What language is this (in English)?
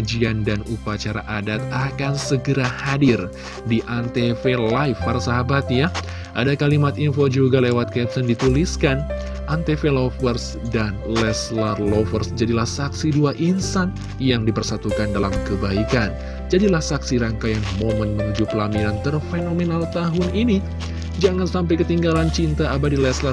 Indonesian